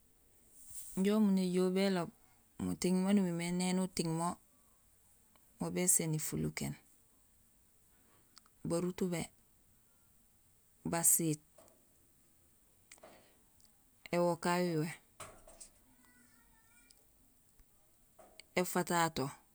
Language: Gusilay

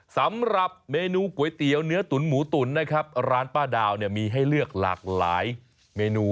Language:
Thai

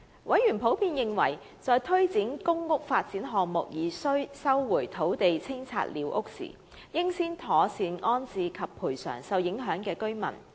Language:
Cantonese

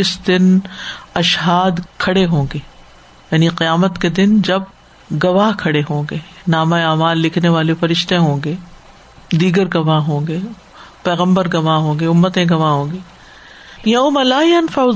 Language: Urdu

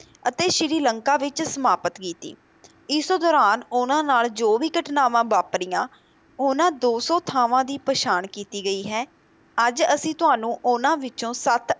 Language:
Punjabi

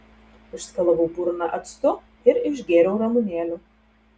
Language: Lithuanian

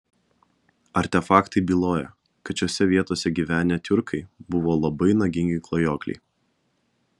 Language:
Lithuanian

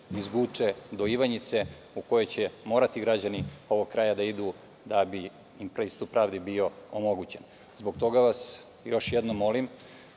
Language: Serbian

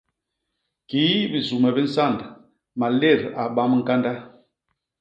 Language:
Basaa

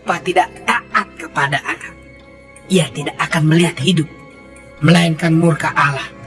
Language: Indonesian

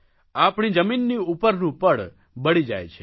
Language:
Gujarati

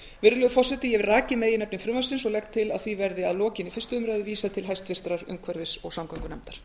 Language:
Icelandic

